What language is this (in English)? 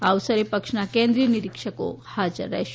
Gujarati